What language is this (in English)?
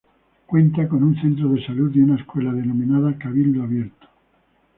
Spanish